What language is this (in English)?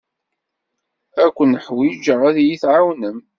Kabyle